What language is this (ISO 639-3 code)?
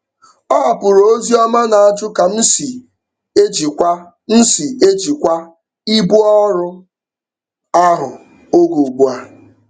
ibo